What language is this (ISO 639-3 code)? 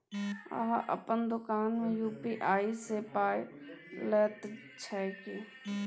mai